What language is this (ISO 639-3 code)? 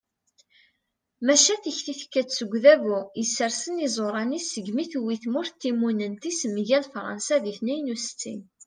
kab